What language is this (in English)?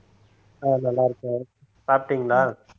Tamil